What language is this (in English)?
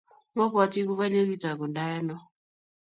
Kalenjin